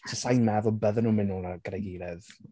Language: Welsh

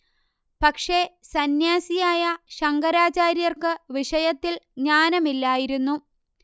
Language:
Malayalam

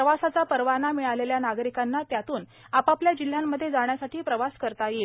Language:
Marathi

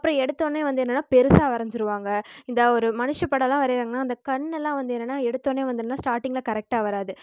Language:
Tamil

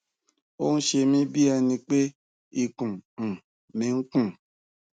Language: Yoruba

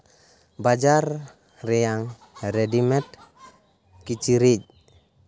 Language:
Santali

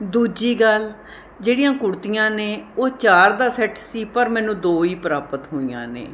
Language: Punjabi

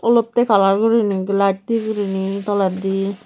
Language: Chakma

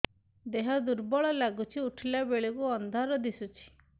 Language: Odia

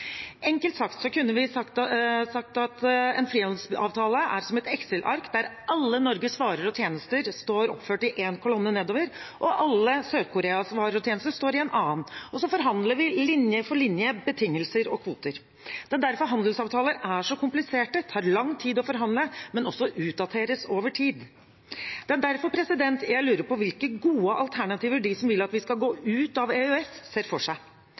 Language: Norwegian Bokmål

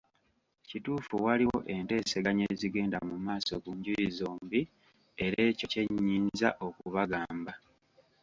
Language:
Ganda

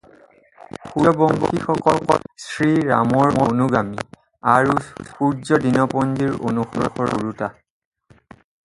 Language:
Assamese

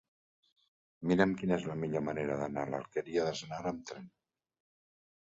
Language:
Catalan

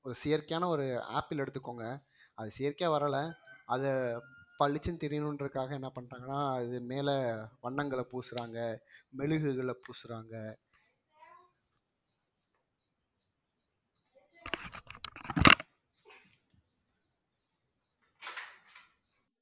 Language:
Tamil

